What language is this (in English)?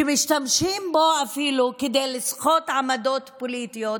Hebrew